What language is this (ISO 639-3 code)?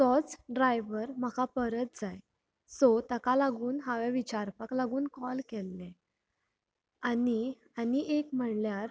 kok